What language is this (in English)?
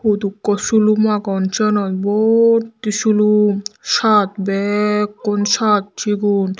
Chakma